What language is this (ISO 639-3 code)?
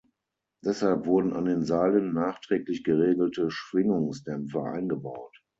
deu